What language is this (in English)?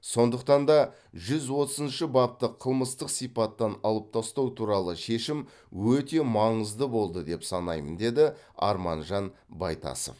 Kazakh